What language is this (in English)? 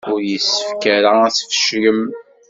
Kabyle